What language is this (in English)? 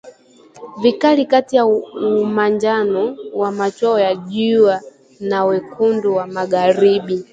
Swahili